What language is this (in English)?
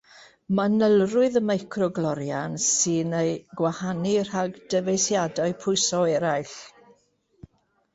Welsh